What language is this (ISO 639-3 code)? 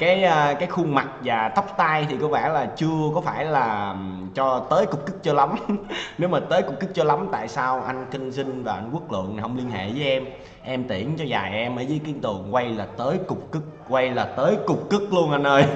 vie